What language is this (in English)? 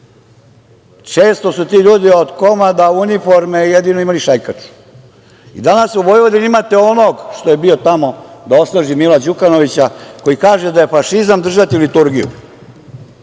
Serbian